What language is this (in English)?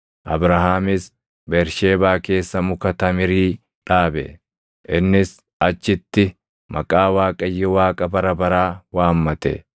Oromo